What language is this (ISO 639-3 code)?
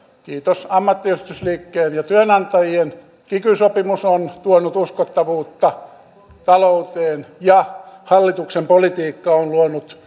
fin